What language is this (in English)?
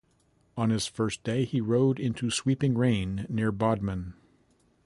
English